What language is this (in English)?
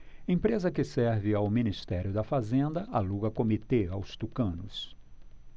Portuguese